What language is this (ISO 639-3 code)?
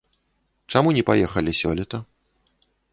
bel